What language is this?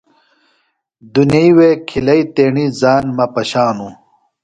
Phalura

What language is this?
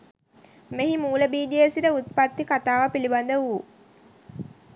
Sinhala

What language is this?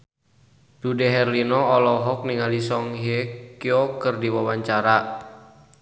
Sundanese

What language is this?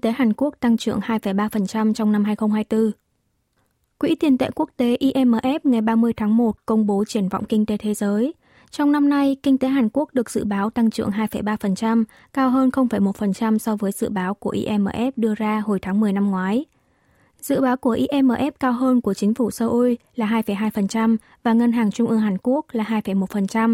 Vietnamese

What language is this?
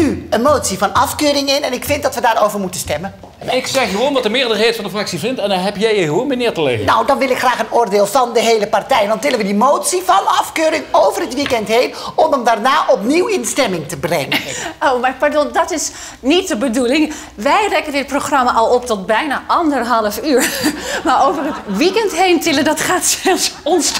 Dutch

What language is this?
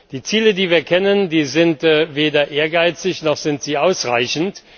German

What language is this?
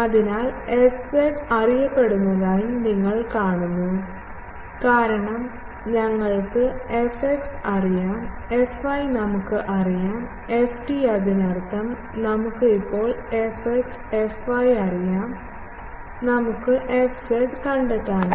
Malayalam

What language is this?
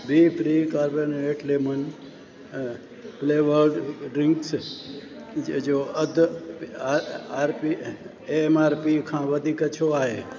Sindhi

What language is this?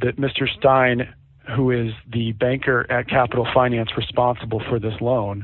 English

